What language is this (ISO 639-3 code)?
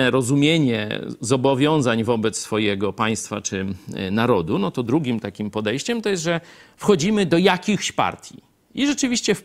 pol